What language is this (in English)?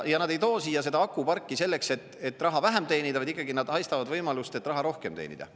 Estonian